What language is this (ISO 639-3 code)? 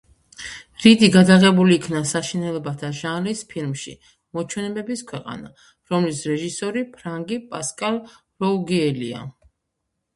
kat